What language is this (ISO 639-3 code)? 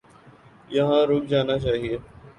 urd